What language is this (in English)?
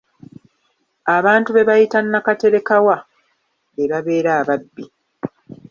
Ganda